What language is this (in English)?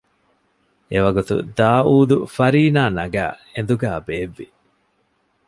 Divehi